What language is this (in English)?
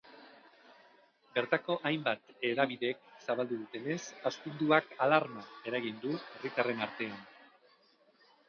Basque